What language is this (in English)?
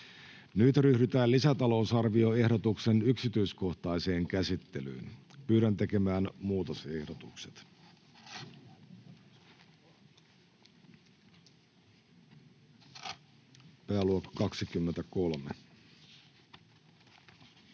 Finnish